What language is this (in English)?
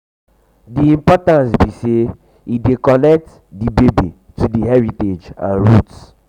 Nigerian Pidgin